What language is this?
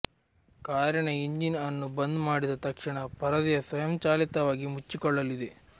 Kannada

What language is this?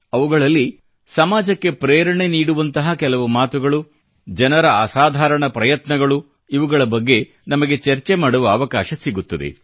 Kannada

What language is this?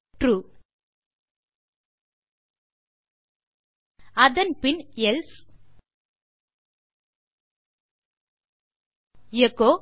Tamil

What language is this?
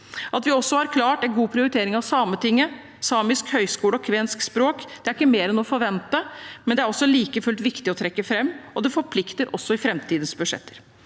Norwegian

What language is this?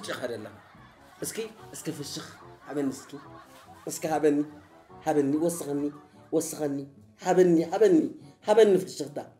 Arabic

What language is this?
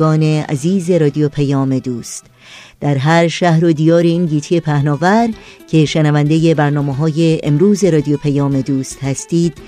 Persian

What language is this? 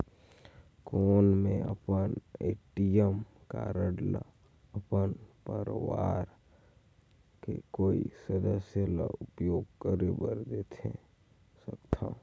Chhattisgarhi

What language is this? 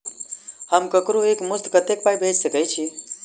Maithili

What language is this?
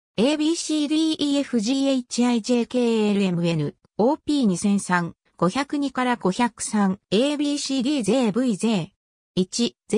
Japanese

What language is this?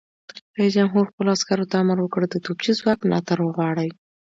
Pashto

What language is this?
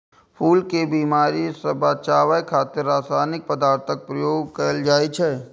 Maithili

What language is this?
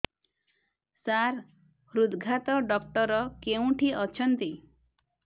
Odia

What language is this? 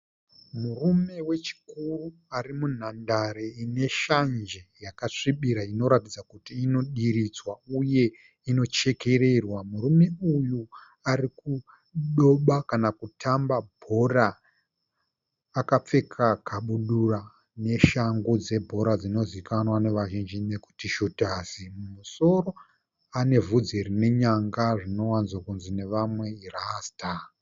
Shona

